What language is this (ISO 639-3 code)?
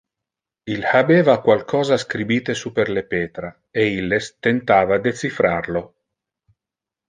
ina